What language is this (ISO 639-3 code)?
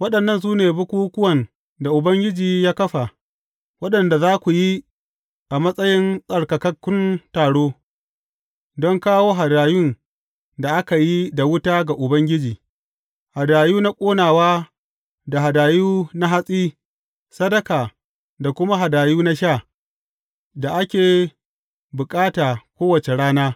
hau